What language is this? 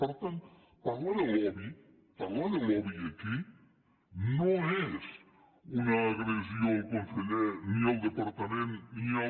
Catalan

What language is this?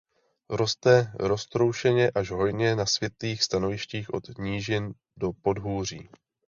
Czech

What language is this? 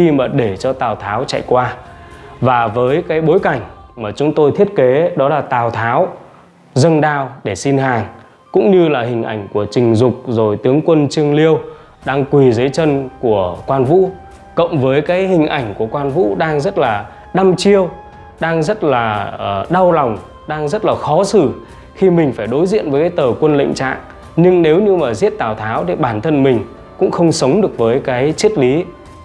Vietnamese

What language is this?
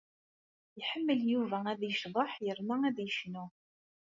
Kabyle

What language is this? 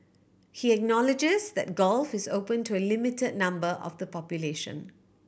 English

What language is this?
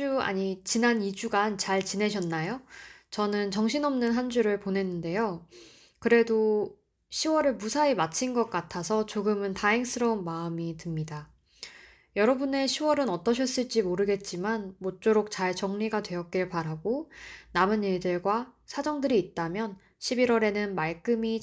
Korean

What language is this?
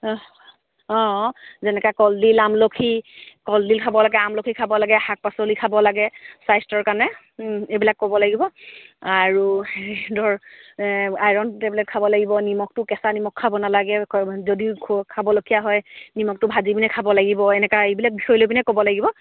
Assamese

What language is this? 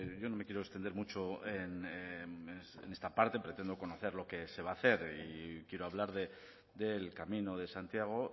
Spanish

